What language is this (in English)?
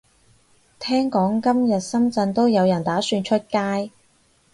Cantonese